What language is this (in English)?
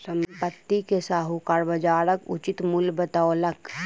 Maithili